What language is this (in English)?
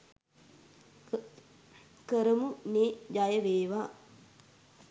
Sinhala